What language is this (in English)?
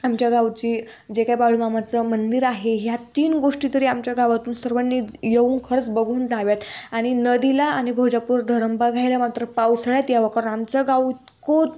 Marathi